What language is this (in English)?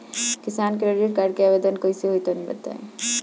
Bhojpuri